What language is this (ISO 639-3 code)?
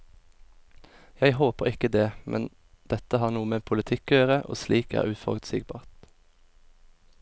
nor